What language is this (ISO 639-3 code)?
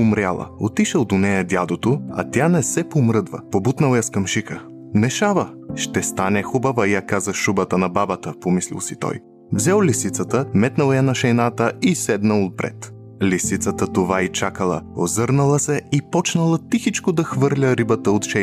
bul